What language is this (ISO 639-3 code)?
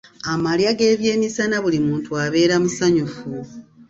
lug